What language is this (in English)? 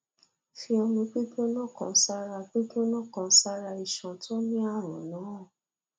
Yoruba